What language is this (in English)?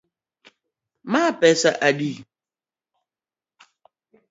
Luo (Kenya and Tanzania)